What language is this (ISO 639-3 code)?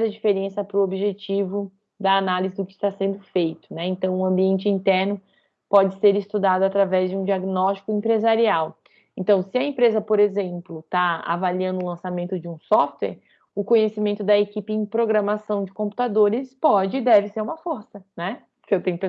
por